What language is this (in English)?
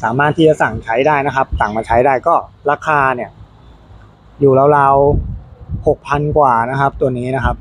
Thai